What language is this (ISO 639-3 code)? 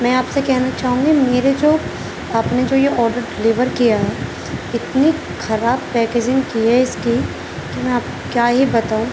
urd